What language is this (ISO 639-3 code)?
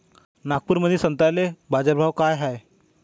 mar